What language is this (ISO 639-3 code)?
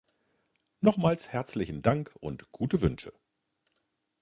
deu